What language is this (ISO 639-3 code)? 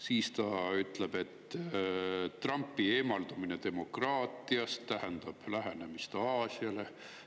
est